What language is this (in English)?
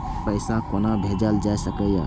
Maithili